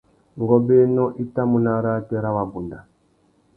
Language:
Tuki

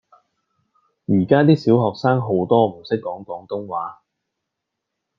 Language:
Cantonese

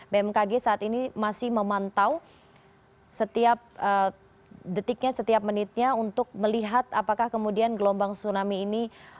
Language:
Indonesian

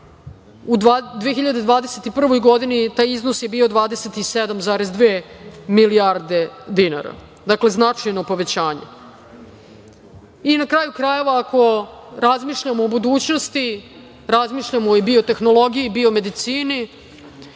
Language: Serbian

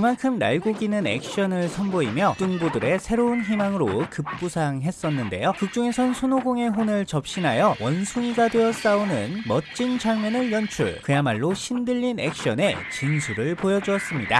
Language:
Korean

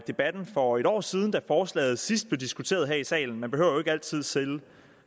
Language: Danish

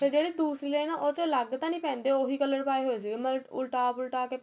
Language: Punjabi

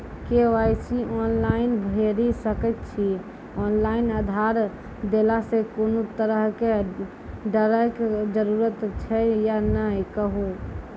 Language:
Maithili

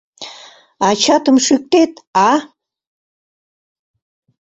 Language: Mari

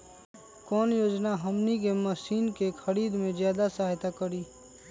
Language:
Magahi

